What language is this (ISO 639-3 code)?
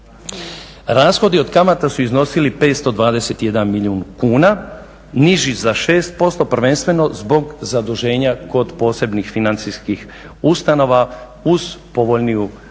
hrv